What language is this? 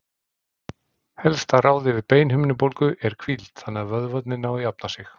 Icelandic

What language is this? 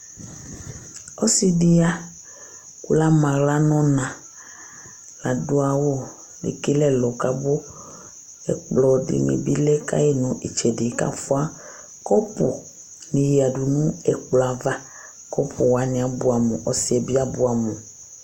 Ikposo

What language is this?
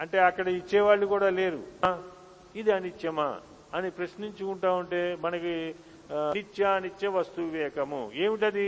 Telugu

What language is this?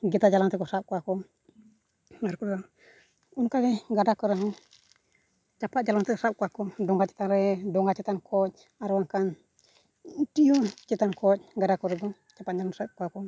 Santali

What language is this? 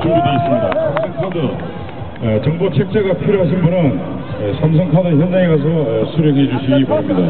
Korean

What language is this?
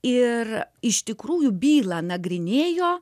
Lithuanian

